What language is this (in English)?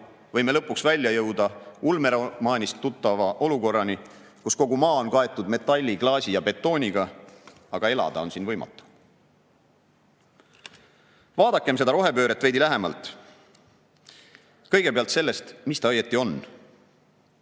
Estonian